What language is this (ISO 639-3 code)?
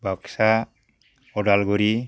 brx